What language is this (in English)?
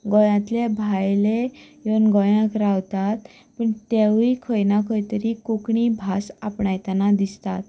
Konkani